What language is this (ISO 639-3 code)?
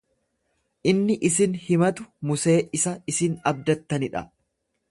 orm